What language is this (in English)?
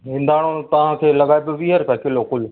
Sindhi